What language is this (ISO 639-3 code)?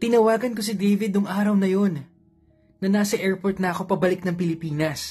fil